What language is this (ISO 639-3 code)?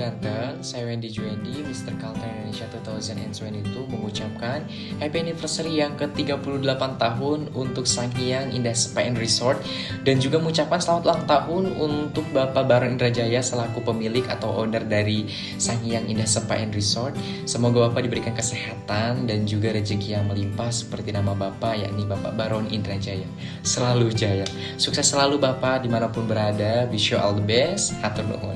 ind